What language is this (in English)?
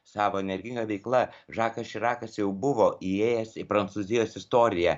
Lithuanian